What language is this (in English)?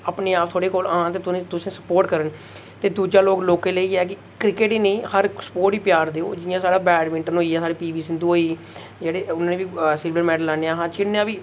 Dogri